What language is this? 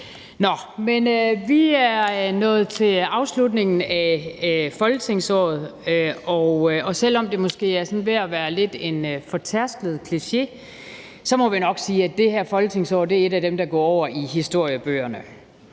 Danish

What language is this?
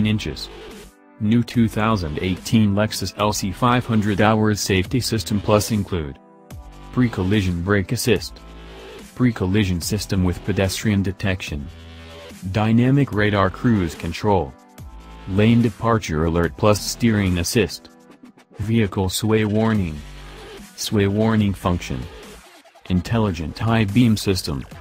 English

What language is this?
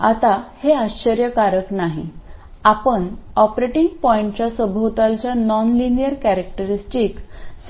Marathi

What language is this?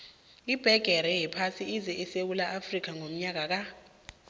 South Ndebele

